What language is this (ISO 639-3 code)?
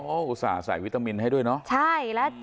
tha